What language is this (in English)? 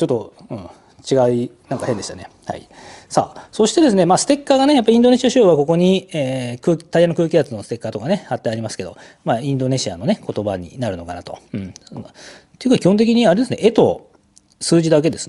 Japanese